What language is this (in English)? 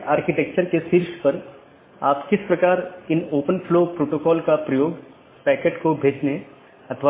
Hindi